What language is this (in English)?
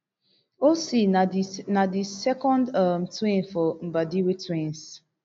Nigerian Pidgin